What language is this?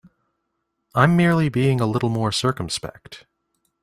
English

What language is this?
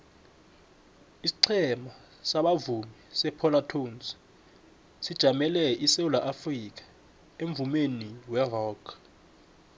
South Ndebele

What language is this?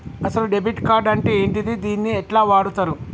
Telugu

